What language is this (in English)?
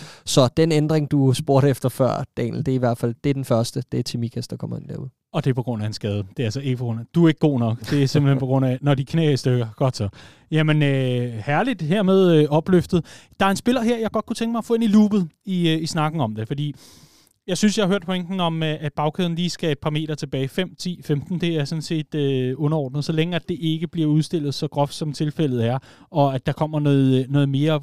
Danish